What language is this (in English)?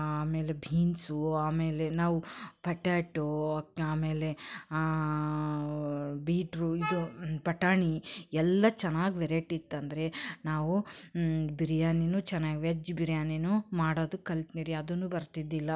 Kannada